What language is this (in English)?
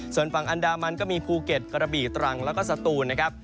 Thai